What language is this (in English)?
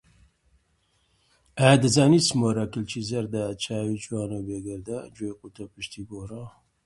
Central Kurdish